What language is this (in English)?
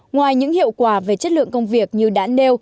Vietnamese